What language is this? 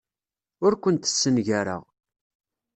Kabyle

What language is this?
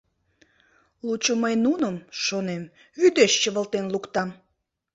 Mari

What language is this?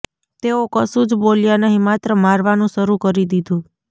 Gujarati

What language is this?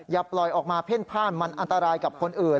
Thai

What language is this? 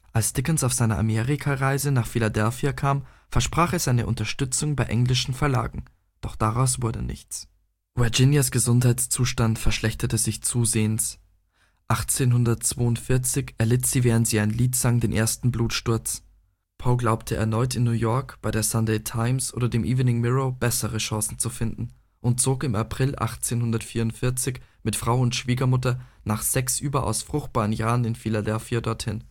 German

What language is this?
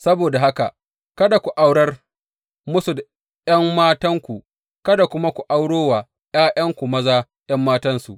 Hausa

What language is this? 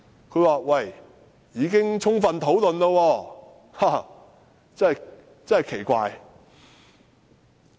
Cantonese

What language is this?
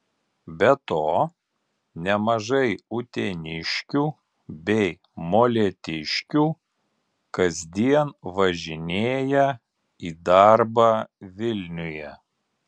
Lithuanian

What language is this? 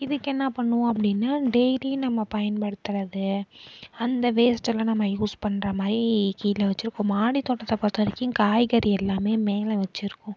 Tamil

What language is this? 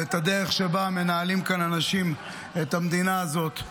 Hebrew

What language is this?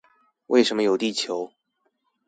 Chinese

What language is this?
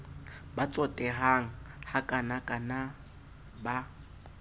Southern Sotho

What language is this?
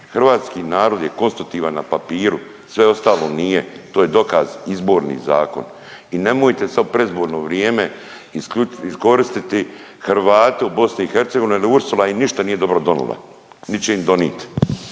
Croatian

